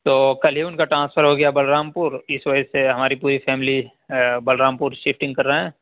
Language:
Urdu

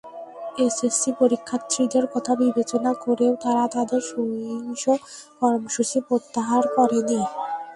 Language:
Bangla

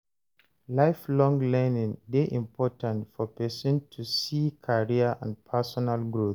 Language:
Nigerian Pidgin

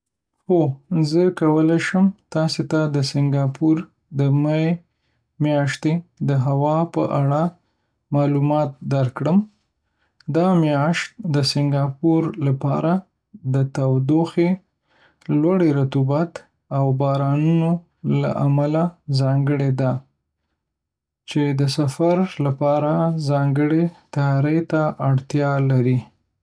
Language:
Pashto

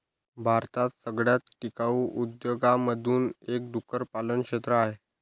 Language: Marathi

